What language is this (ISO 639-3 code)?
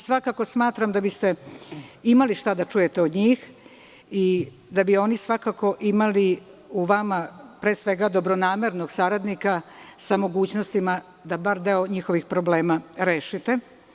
srp